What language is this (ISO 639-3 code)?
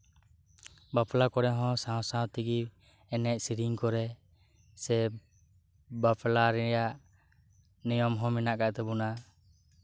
sat